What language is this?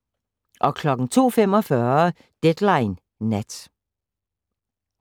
Danish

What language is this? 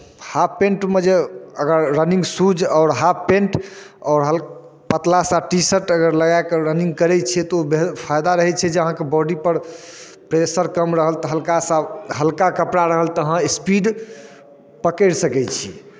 Maithili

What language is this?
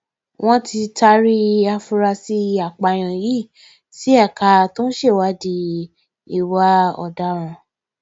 Yoruba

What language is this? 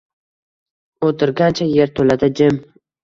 Uzbek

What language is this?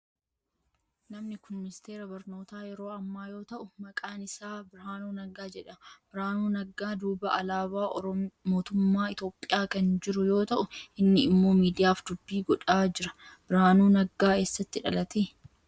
Oromo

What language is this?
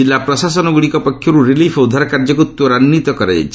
Odia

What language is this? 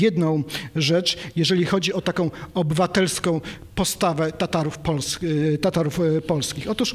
Polish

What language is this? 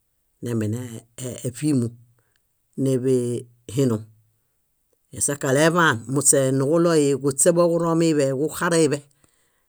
Bayot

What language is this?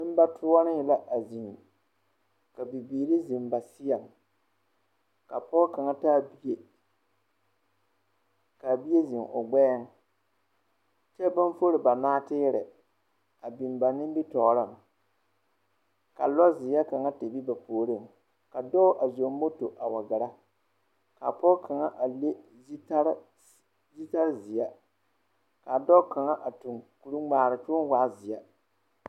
Southern Dagaare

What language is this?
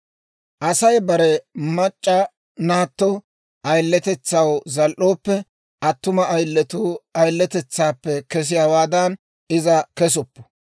Dawro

